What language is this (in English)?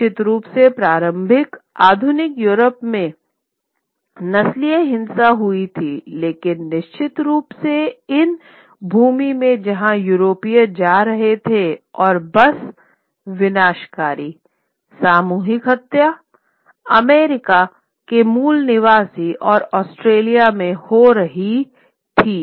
Hindi